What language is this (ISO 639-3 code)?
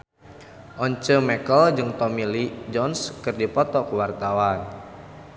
sun